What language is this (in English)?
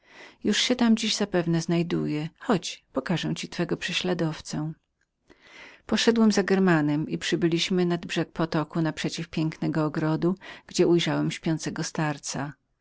Polish